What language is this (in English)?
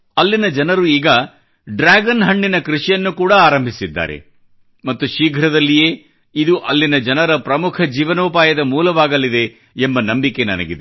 Kannada